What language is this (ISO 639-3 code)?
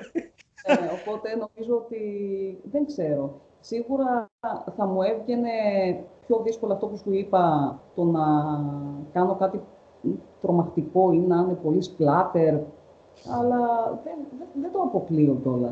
ell